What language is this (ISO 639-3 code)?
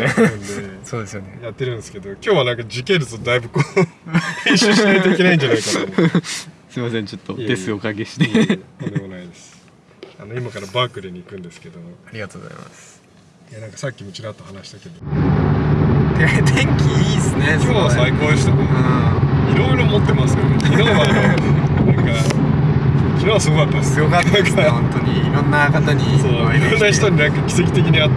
jpn